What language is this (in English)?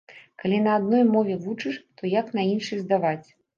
Belarusian